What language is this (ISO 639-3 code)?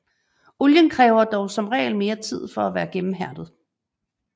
dan